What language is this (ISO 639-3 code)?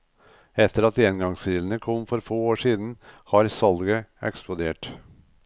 nor